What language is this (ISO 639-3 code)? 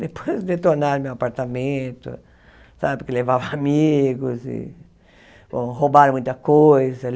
por